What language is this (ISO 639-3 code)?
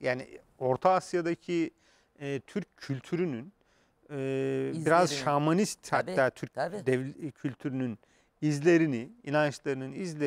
tur